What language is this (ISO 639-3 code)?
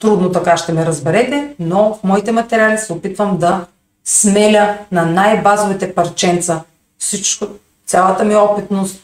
bul